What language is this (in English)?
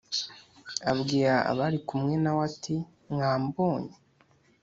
Kinyarwanda